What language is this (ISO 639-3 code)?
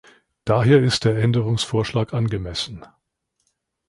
deu